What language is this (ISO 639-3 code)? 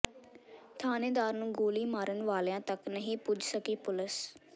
pan